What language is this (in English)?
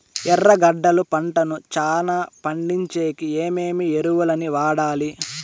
Telugu